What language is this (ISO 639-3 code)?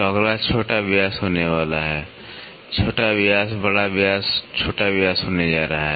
hin